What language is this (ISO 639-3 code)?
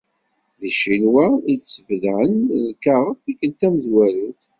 kab